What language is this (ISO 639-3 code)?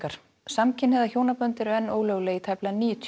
isl